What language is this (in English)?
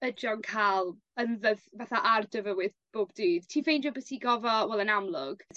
Welsh